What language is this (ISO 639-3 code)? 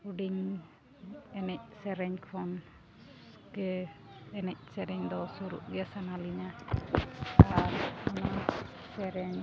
sat